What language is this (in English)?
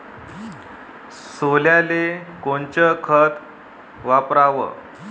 Marathi